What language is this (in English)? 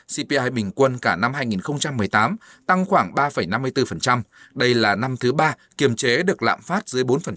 Vietnamese